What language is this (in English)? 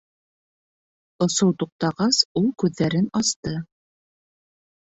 Bashkir